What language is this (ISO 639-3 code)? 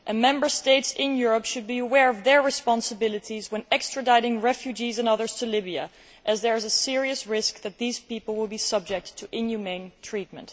eng